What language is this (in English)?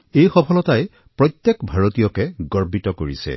Assamese